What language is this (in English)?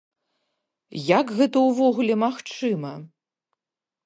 Belarusian